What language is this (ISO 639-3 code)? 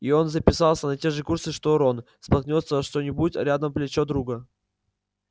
rus